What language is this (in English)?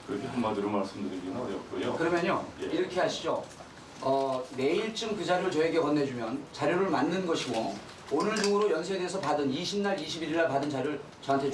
Korean